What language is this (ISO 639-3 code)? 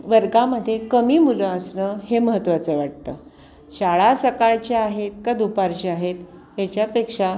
mar